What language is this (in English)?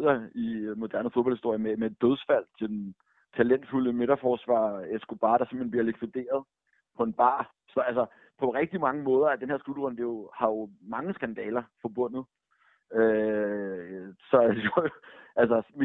Danish